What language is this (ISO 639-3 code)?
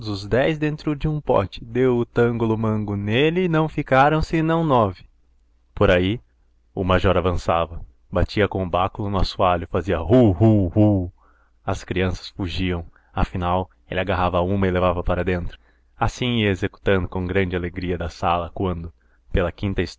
por